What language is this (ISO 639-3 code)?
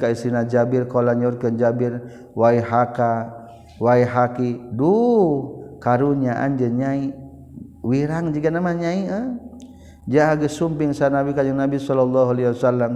msa